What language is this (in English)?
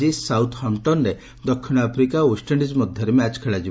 Odia